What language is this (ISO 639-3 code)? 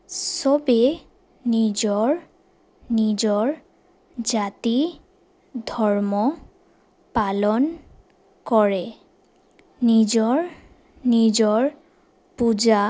asm